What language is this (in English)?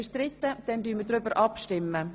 Swiss German